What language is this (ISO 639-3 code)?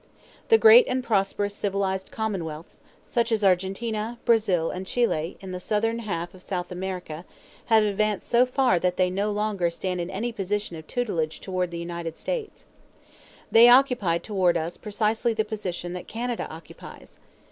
eng